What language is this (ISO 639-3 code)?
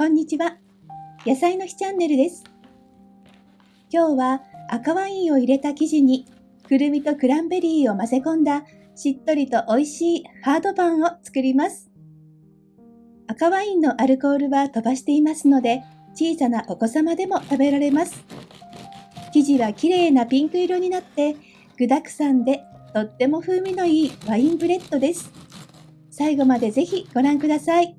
jpn